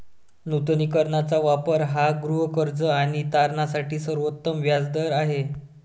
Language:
Marathi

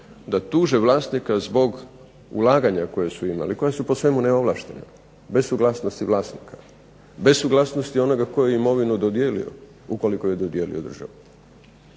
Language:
Croatian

